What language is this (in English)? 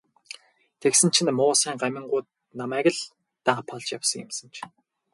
Mongolian